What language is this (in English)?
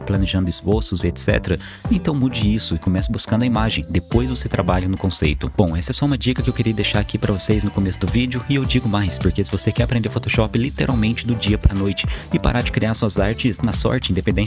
Portuguese